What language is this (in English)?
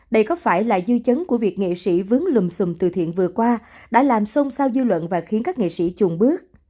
Vietnamese